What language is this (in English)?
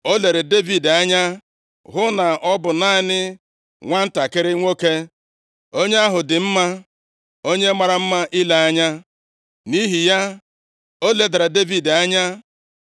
Igbo